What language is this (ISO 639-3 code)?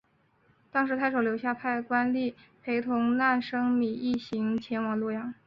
zho